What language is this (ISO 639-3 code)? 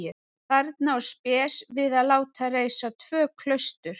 isl